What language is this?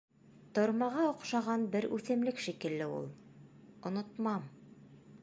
Bashkir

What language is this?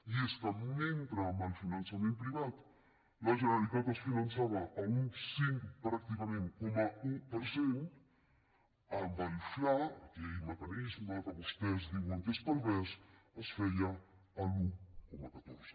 Catalan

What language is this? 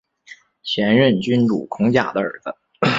Chinese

